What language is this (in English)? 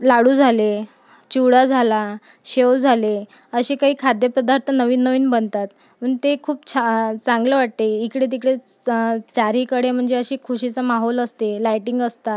Marathi